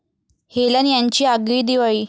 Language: Marathi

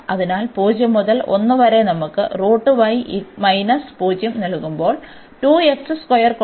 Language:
Malayalam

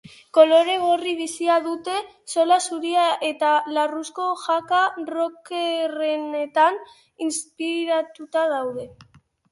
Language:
Basque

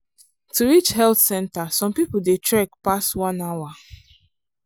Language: Nigerian Pidgin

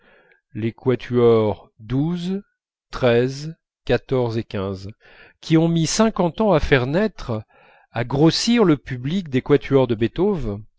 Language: French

